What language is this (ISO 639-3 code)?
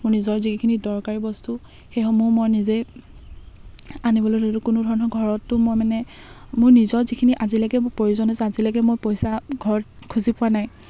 asm